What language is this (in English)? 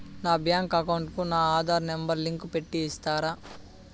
Telugu